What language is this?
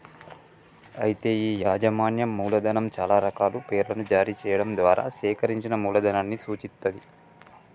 Telugu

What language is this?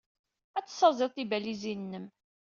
Kabyle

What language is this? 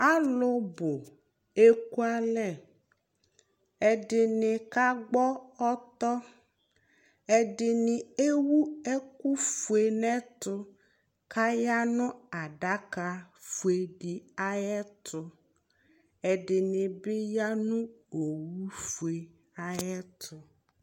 Ikposo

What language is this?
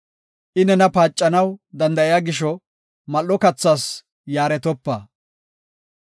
Gofa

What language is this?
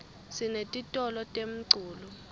Swati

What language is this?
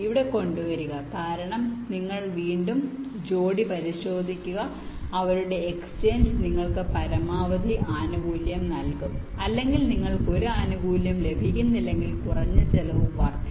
Malayalam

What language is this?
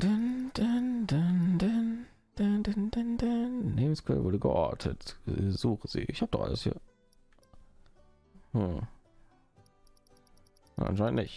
German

